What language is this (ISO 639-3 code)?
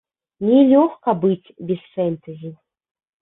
bel